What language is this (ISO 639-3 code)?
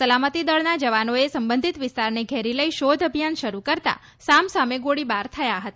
guj